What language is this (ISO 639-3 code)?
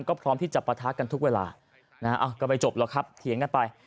tha